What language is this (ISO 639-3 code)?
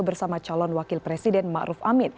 ind